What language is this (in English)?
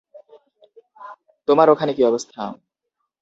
Bangla